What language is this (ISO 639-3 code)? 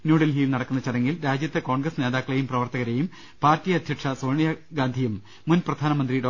mal